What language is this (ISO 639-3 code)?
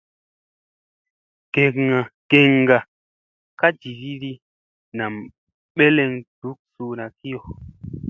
mse